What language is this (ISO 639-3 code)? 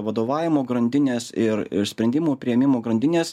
lit